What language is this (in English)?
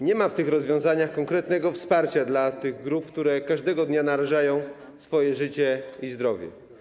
Polish